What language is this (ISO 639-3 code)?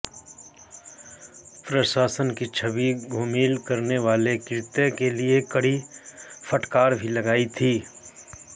hin